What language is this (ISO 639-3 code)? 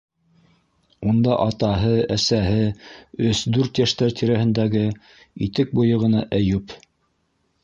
bak